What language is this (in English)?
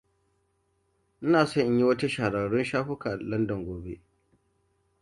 Hausa